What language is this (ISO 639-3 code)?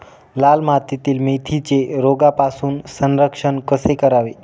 mar